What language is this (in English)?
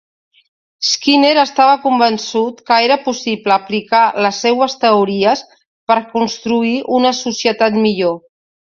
Catalan